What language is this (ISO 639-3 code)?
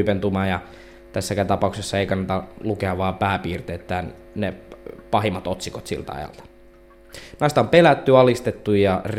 fin